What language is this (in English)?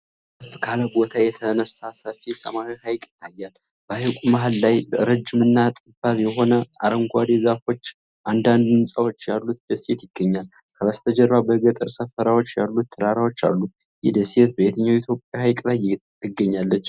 Amharic